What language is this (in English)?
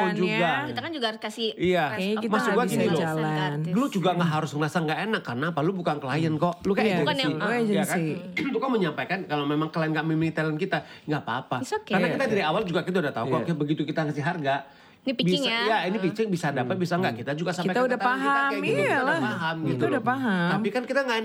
Indonesian